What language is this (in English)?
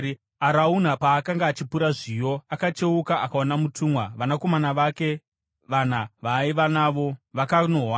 Shona